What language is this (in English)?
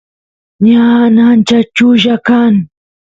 Santiago del Estero Quichua